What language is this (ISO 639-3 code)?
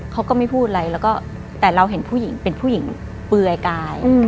tha